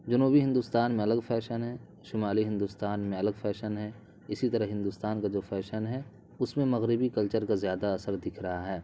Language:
Urdu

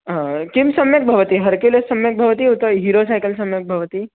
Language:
Sanskrit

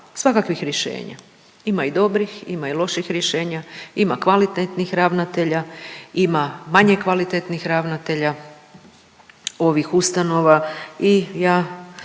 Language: Croatian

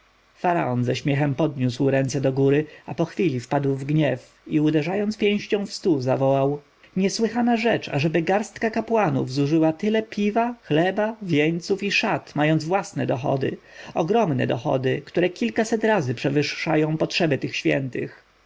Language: Polish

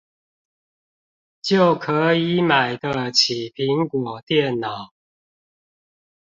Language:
Chinese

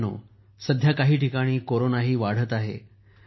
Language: Marathi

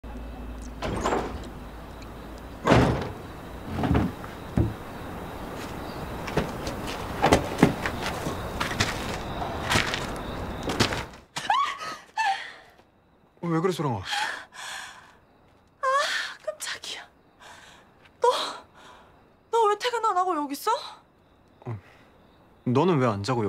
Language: Korean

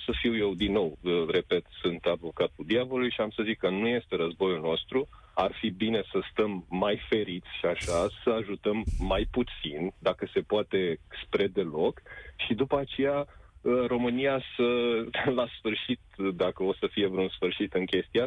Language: Romanian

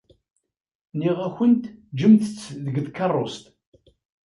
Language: Kabyle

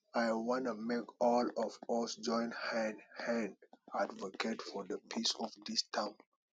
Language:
Nigerian Pidgin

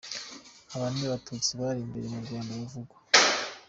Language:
Kinyarwanda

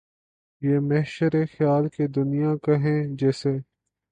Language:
Urdu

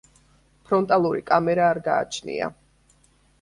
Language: Georgian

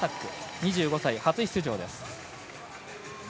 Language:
Japanese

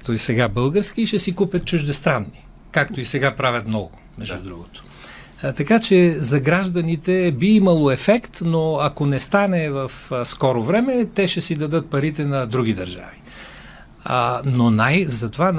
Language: Bulgarian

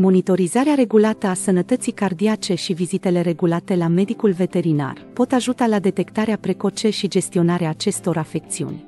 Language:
Romanian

